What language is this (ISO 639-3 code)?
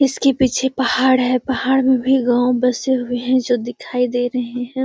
mag